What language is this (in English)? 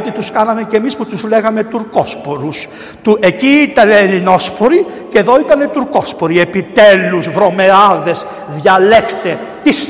Greek